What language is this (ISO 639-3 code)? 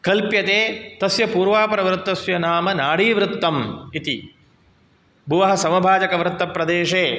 san